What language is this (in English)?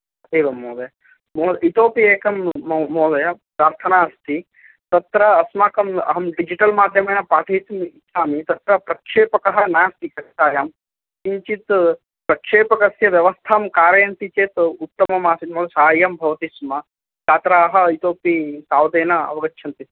Sanskrit